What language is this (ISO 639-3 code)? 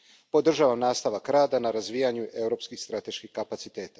hrv